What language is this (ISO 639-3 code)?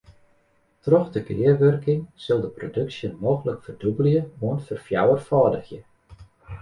fry